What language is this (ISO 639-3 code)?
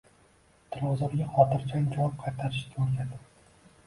uzb